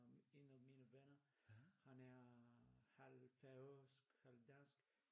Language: Danish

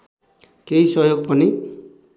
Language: Nepali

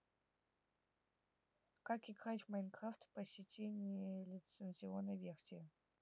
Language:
Russian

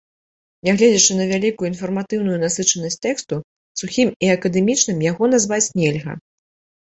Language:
Belarusian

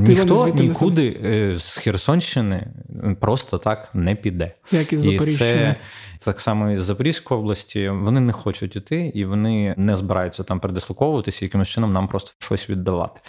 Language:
Ukrainian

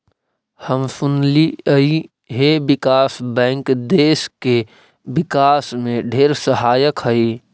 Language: Magahi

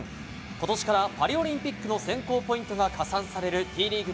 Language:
Japanese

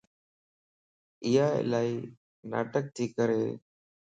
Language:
Lasi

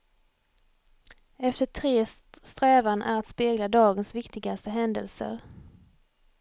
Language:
Swedish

